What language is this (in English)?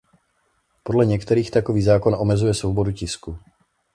Czech